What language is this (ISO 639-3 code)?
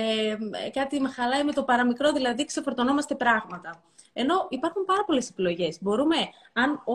ell